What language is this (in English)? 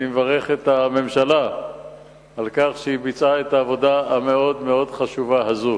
Hebrew